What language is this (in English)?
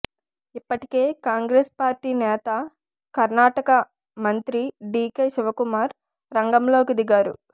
Telugu